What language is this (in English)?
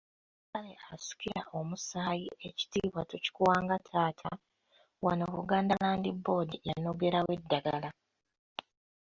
Ganda